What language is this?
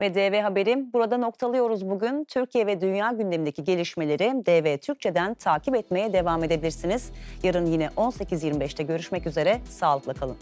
Turkish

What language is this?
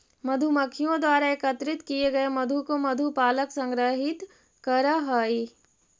Magahi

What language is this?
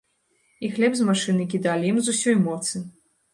Belarusian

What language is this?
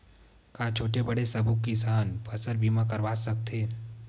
Chhattisgarhi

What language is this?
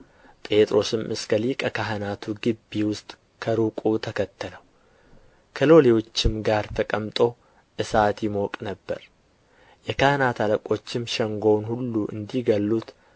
Amharic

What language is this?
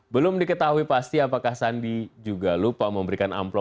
Indonesian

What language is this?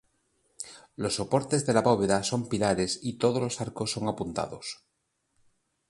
Spanish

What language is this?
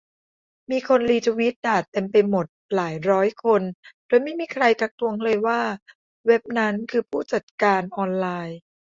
Thai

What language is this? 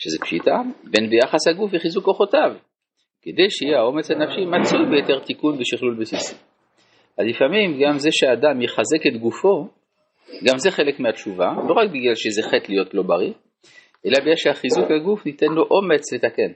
Hebrew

